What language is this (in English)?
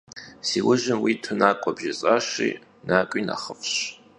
Kabardian